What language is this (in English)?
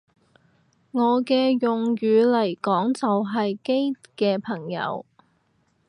Cantonese